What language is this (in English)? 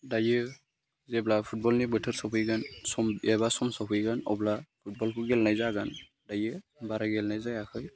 Bodo